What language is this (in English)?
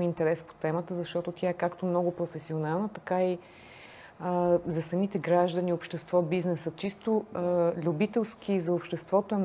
Bulgarian